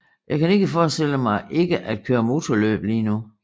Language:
Danish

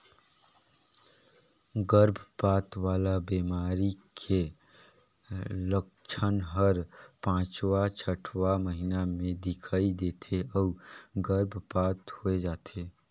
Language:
Chhattisgarhi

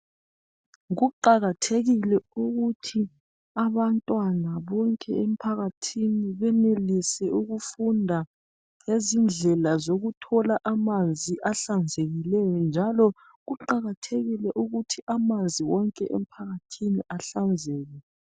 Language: North Ndebele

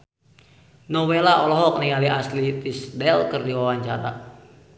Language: Sundanese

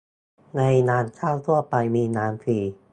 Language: Thai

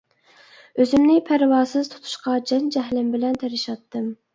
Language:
Uyghur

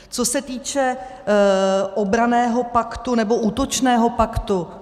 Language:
Czech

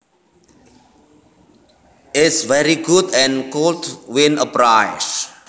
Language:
Javanese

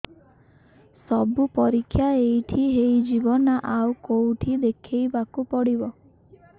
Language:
Odia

